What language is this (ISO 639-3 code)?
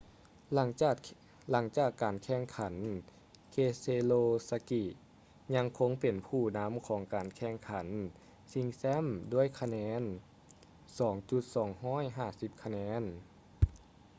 lao